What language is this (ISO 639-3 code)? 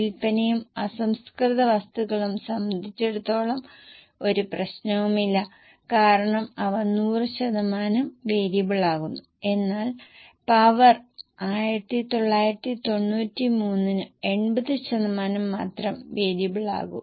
mal